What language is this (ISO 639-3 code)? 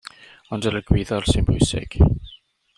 cym